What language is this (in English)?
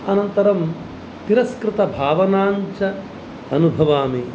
Sanskrit